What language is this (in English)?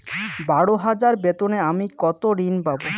Bangla